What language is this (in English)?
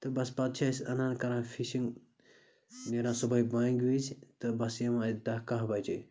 Kashmiri